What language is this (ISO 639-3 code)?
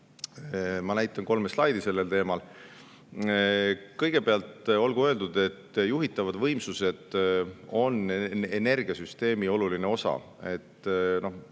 est